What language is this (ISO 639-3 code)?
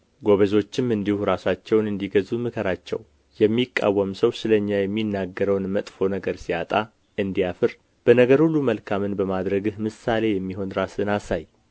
amh